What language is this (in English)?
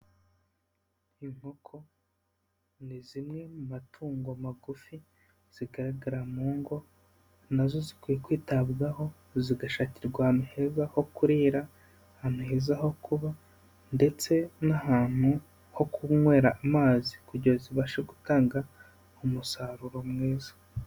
Kinyarwanda